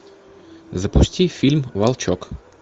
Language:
Russian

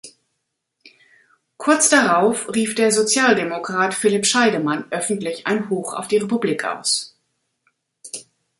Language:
German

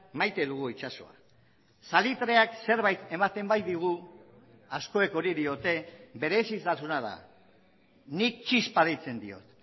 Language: Basque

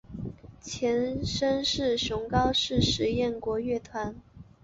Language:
Chinese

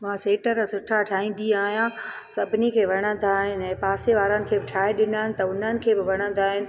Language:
Sindhi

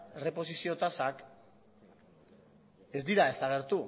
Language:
Basque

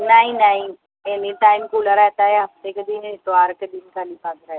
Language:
Urdu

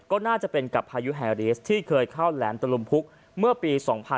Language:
Thai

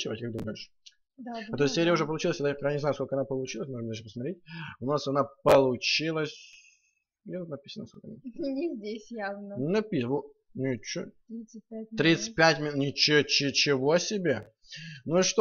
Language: Russian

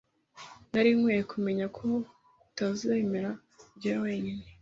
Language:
Kinyarwanda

